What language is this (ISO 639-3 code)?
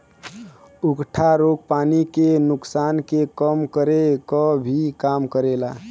bho